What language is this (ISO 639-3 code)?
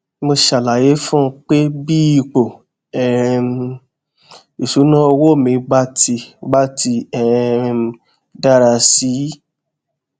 yor